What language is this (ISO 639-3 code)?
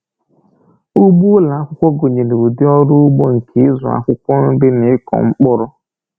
ibo